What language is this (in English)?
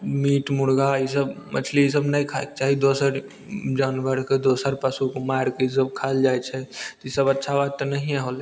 Maithili